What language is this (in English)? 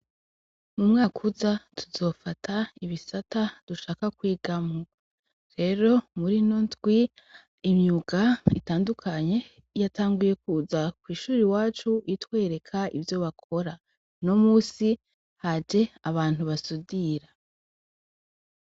Rundi